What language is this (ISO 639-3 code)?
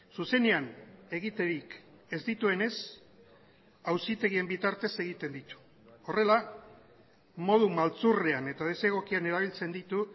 eus